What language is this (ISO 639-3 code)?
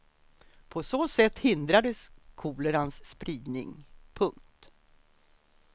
swe